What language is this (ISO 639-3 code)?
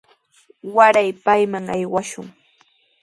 qws